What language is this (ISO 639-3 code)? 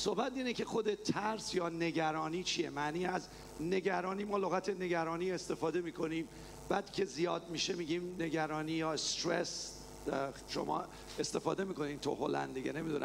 fas